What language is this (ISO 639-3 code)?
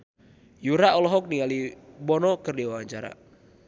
sun